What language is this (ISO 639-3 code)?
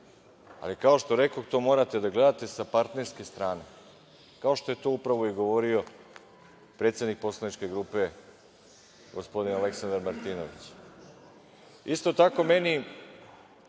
srp